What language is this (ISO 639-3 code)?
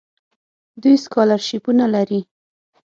pus